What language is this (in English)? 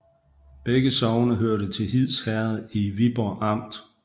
Danish